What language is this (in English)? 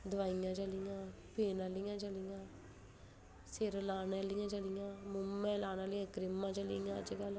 Dogri